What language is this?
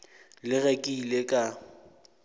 Northern Sotho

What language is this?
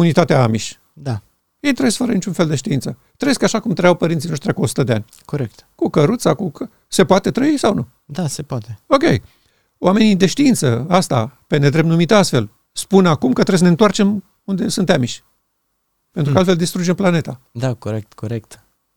Romanian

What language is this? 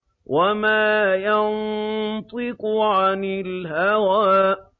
Arabic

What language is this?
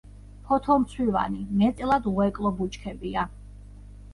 Georgian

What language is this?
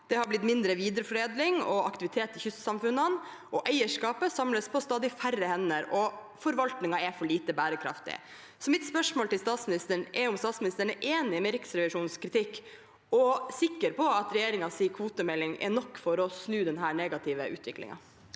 Norwegian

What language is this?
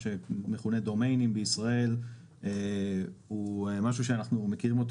Hebrew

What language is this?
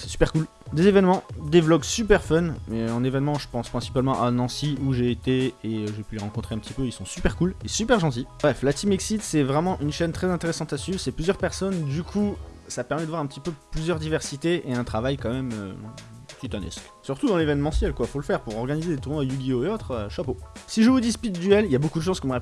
French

